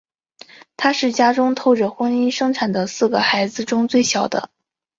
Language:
Chinese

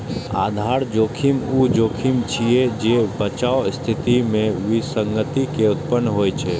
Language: Maithili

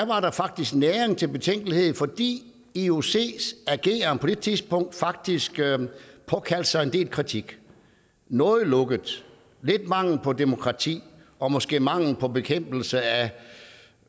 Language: Danish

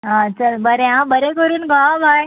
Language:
Konkani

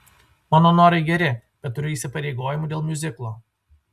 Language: Lithuanian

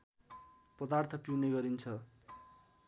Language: Nepali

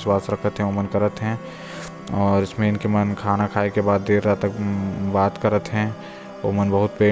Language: Korwa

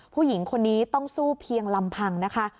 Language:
Thai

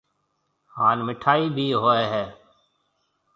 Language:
Marwari (Pakistan)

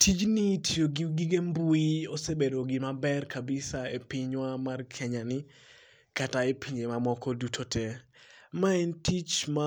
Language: Luo (Kenya and Tanzania)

